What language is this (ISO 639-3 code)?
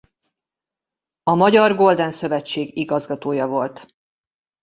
hun